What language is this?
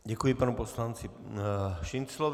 Czech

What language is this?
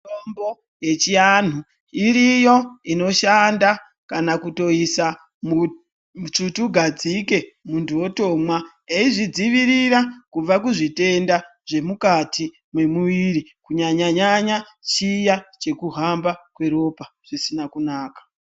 Ndau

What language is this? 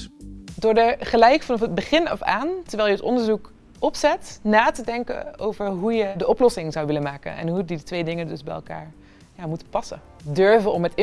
Dutch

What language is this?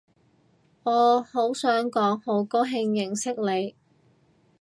Cantonese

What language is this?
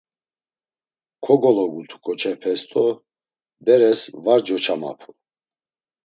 Laz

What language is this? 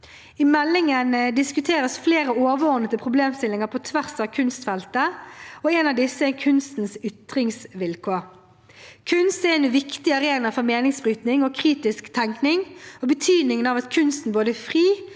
Norwegian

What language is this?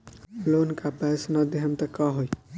Bhojpuri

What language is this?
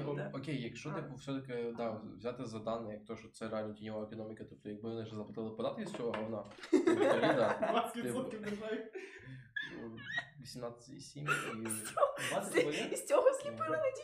Ukrainian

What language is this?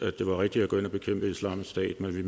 Danish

